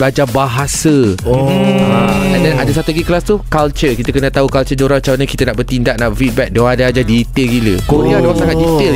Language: Malay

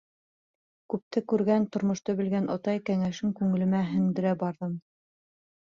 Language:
Bashkir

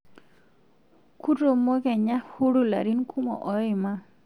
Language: Masai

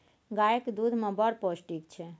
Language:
Maithili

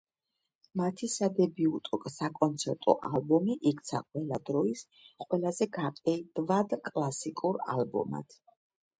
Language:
Georgian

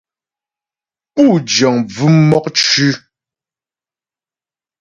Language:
Ghomala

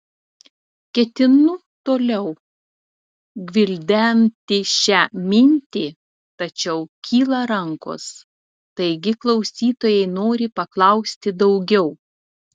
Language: Lithuanian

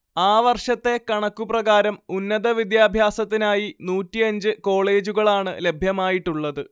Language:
Malayalam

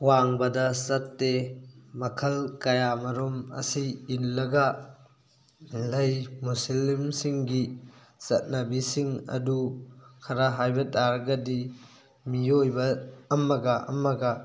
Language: Manipuri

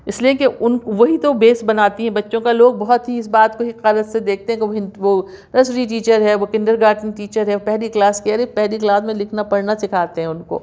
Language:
Urdu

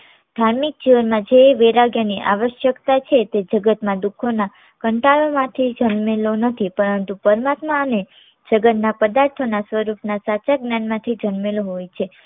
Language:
Gujarati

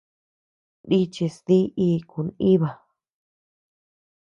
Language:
Tepeuxila Cuicatec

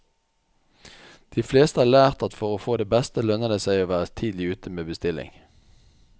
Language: Norwegian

